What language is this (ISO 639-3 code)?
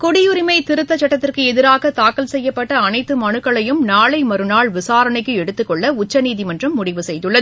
tam